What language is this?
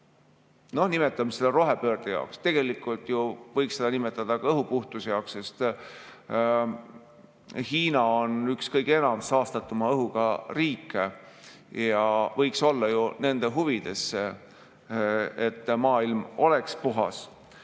Estonian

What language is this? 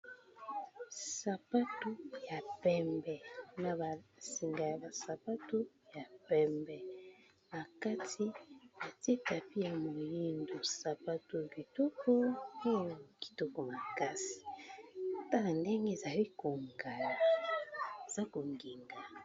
Lingala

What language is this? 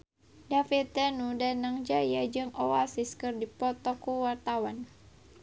Sundanese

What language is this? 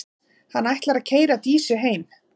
Icelandic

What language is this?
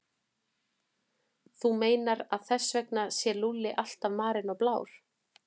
Icelandic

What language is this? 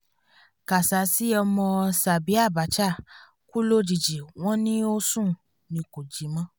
Yoruba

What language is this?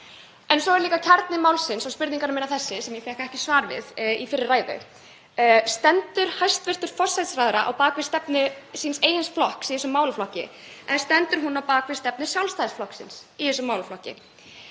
Icelandic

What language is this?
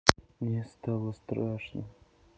Russian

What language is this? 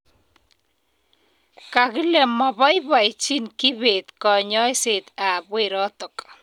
Kalenjin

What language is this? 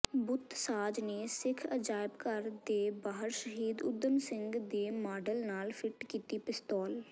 Punjabi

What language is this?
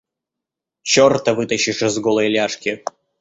Russian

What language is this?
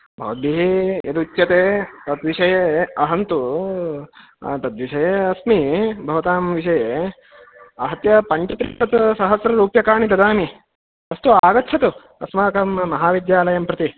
Sanskrit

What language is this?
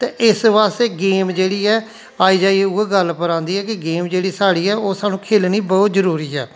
Dogri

